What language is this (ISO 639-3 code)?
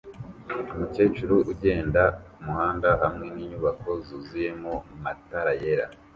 kin